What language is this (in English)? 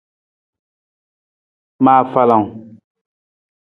Nawdm